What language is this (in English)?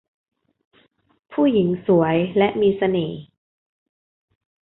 Thai